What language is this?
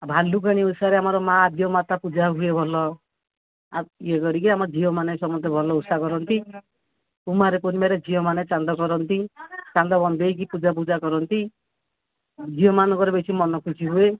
Odia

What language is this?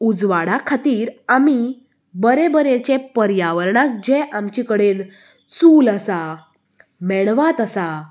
Konkani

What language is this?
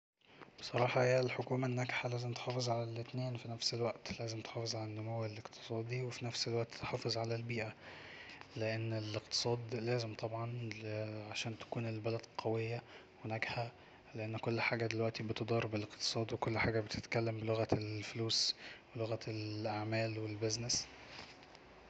Egyptian Arabic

